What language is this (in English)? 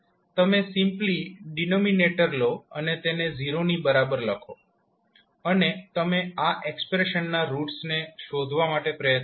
Gujarati